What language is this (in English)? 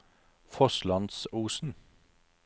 Norwegian